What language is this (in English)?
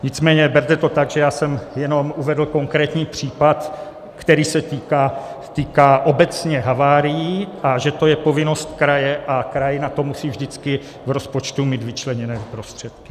Czech